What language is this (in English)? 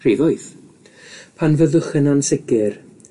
Welsh